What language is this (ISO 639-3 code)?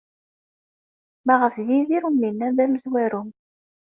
kab